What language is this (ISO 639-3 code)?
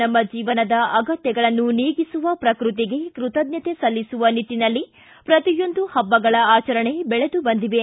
kan